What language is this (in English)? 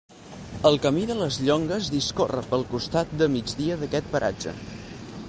Catalan